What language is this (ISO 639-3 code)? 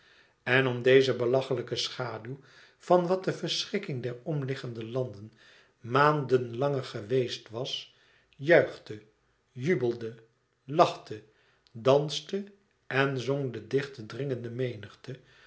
nld